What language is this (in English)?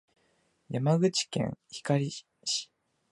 Japanese